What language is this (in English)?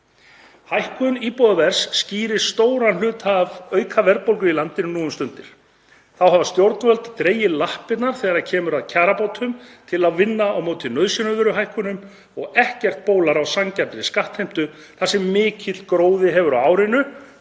Icelandic